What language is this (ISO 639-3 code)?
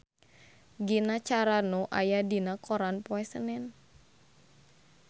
sun